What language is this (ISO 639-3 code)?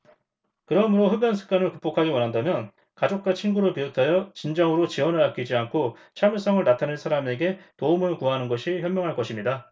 kor